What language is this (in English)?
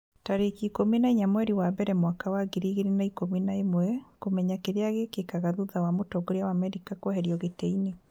Kikuyu